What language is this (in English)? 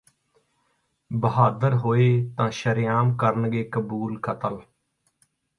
Punjabi